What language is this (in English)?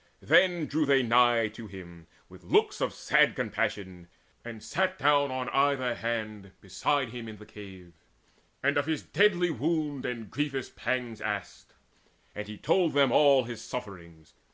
English